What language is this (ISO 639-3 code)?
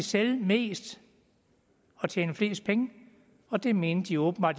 dan